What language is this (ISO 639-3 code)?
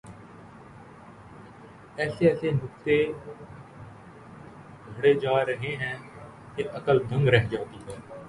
urd